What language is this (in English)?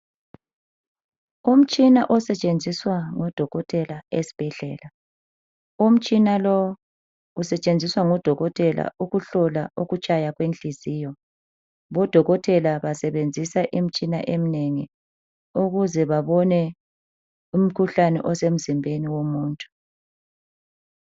North Ndebele